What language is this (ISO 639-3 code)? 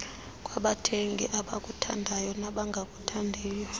xho